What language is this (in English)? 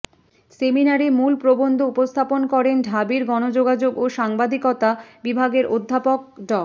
Bangla